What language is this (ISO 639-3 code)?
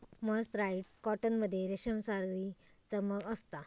mar